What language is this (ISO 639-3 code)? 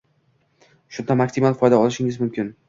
uzb